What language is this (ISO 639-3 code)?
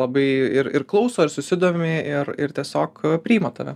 lit